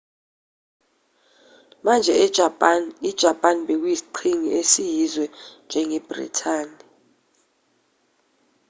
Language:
Zulu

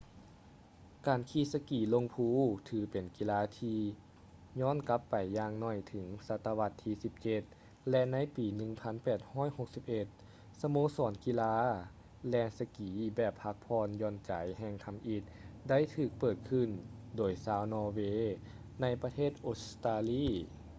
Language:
Lao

